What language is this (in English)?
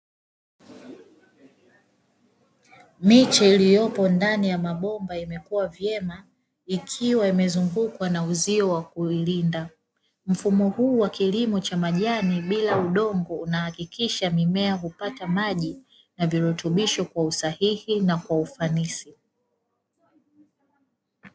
Swahili